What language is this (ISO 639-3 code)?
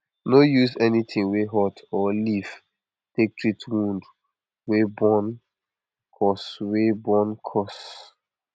pcm